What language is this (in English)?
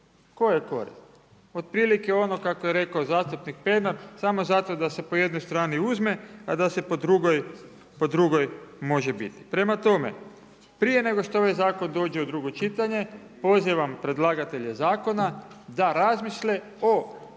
Croatian